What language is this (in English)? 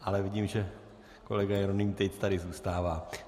Czech